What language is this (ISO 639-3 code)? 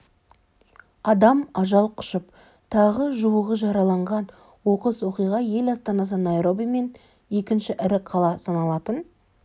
kaz